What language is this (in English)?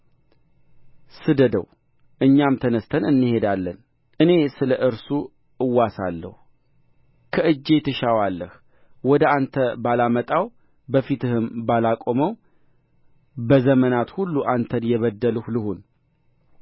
Amharic